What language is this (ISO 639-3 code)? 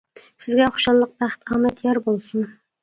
uig